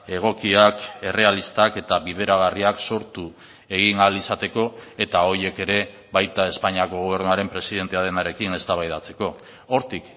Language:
Basque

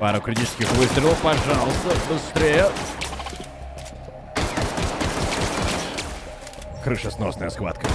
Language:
Russian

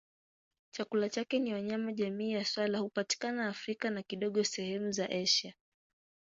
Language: Swahili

